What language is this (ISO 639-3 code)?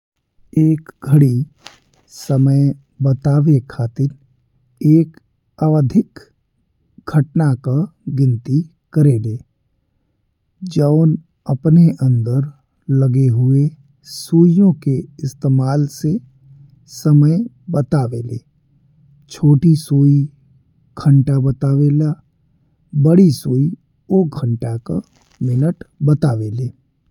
bho